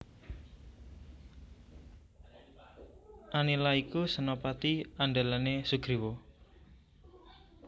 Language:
Javanese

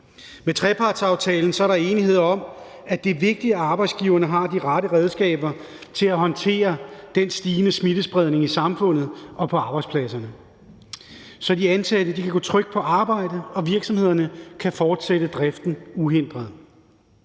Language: Danish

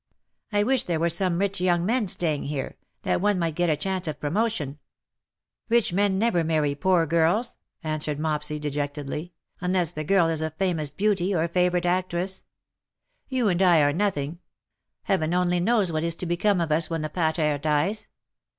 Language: English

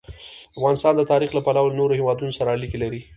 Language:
Pashto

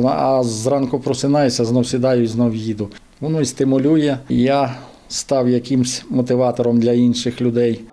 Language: Ukrainian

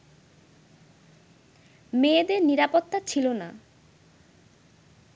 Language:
Bangla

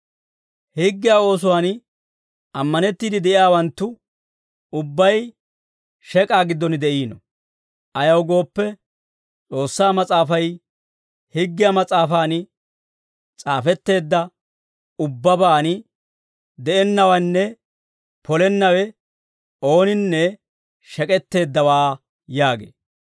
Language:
Dawro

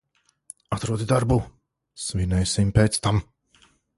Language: Latvian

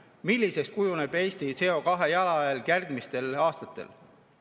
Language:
Estonian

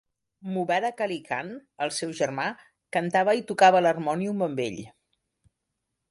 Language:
Catalan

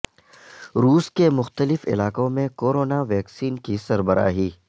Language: Urdu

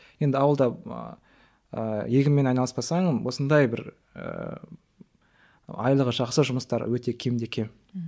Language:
Kazakh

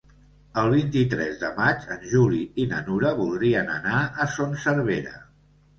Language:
Catalan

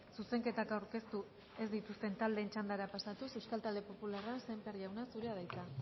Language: Basque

